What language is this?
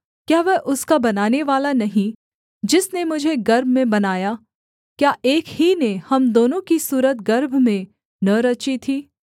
Hindi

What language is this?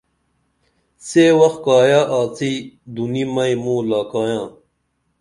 Dameli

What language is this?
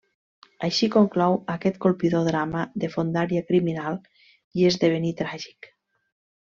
Catalan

